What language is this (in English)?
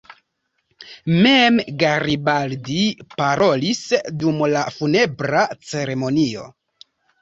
Esperanto